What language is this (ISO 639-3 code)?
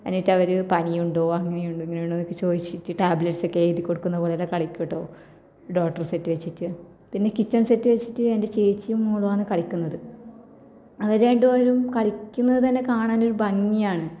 mal